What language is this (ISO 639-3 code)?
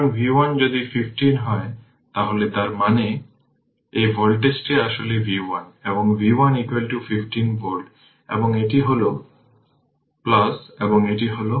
ben